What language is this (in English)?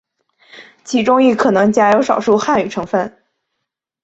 Chinese